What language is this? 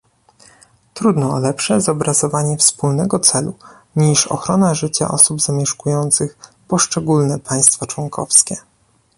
Polish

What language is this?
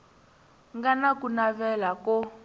Tsonga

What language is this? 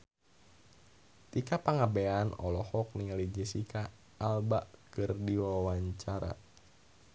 Sundanese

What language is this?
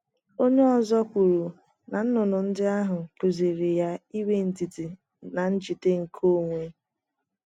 Igbo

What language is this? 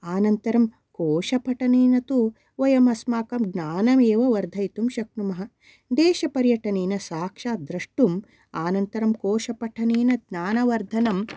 Sanskrit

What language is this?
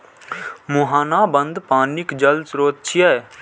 Maithili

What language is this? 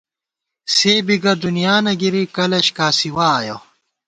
Gawar-Bati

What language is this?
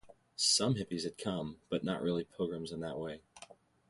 English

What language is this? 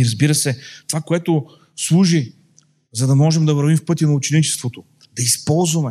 Bulgarian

